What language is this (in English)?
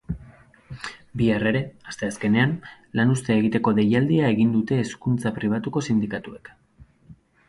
Basque